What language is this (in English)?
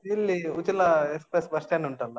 Kannada